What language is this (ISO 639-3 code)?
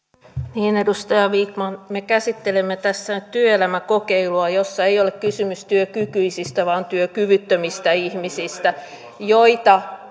fin